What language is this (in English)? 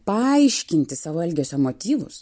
Lithuanian